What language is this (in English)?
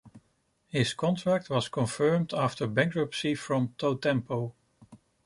English